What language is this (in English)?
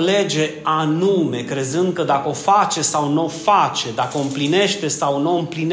Romanian